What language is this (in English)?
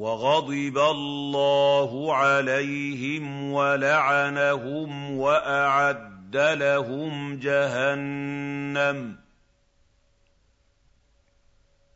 Arabic